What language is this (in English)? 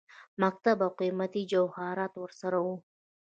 Pashto